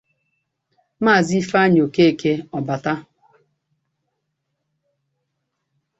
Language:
Igbo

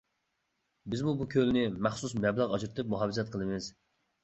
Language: Uyghur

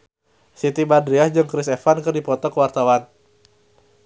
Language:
Sundanese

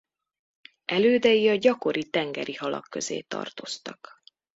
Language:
Hungarian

